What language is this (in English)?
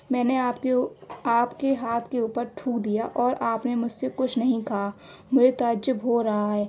Urdu